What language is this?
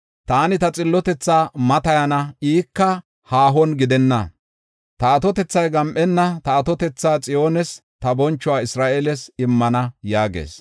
Gofa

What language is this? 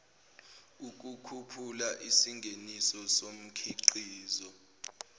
Zulu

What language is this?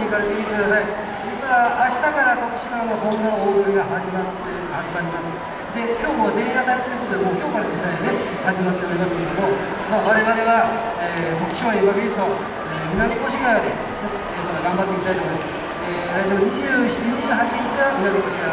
Japanese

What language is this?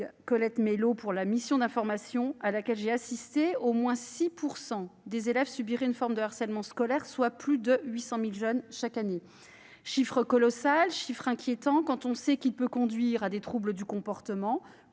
French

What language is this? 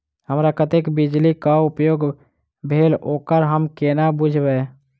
Maithili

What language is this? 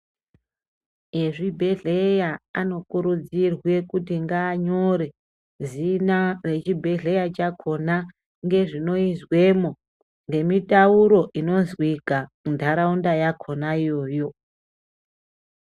Ndau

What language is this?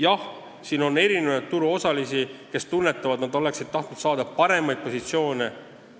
Estonian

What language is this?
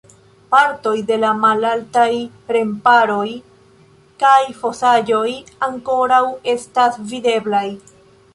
Esperanto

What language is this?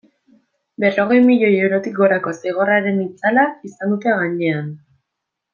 Basque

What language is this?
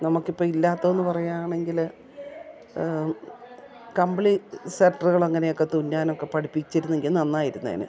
Malayalam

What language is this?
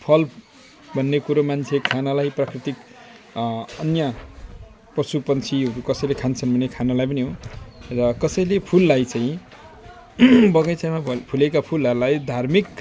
Nepali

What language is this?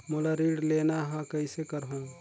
Chhattisgarhi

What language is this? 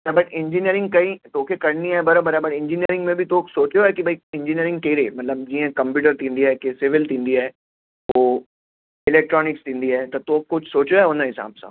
Sindhi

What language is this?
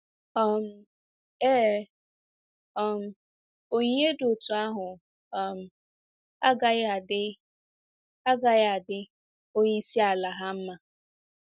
Igbo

